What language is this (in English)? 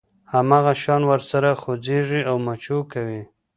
Pashto